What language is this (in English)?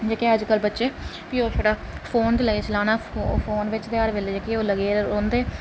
Dogri